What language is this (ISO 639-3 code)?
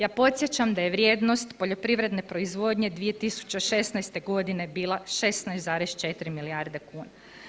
hrv